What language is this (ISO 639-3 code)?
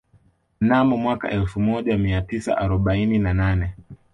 swa